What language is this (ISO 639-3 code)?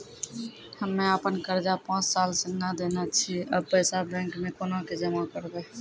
mai